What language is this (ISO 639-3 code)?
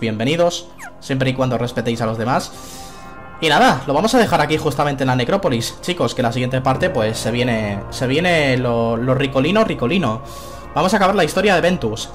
spa